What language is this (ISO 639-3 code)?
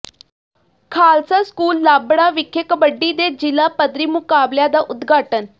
pan